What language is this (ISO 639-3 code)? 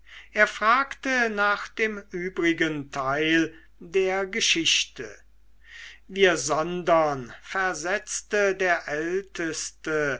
deu